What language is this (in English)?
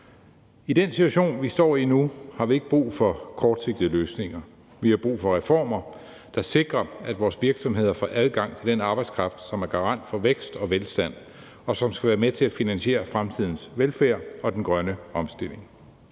Danish